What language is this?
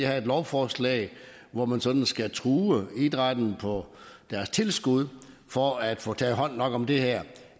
Danish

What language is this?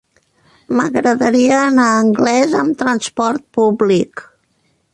Catalan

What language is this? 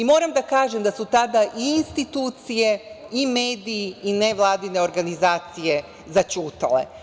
Serbian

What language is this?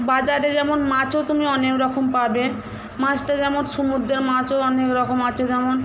Bangla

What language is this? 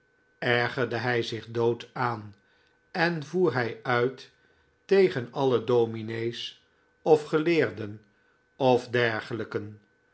Dutch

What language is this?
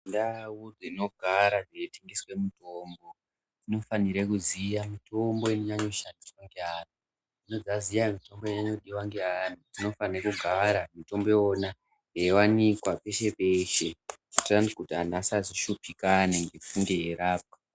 Ndau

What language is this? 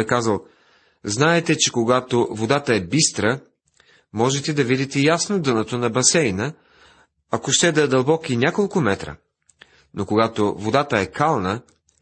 Bulgarian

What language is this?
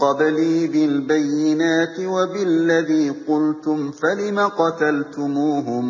Arabic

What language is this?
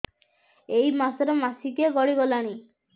Odia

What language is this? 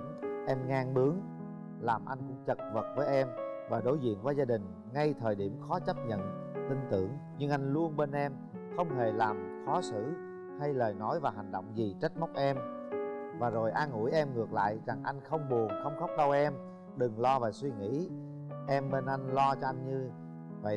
Vietnamese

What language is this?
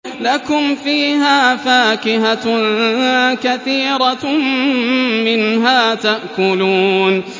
Arabic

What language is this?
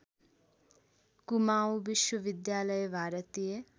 Nepali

